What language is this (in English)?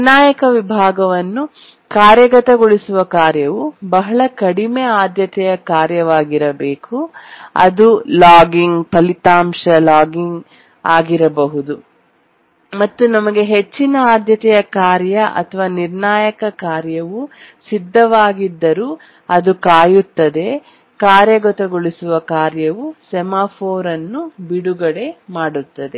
Kannada